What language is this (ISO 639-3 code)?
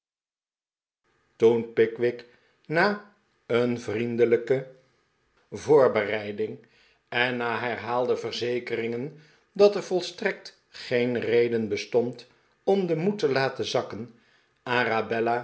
nld